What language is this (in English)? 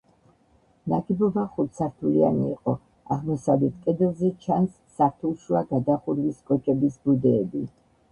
Georgian